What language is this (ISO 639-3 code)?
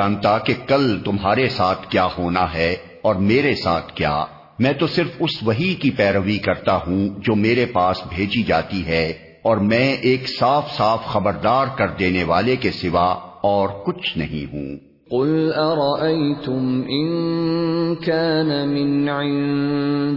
urd